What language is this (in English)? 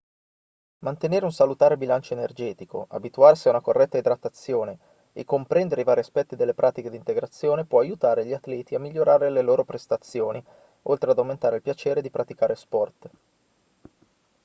Italian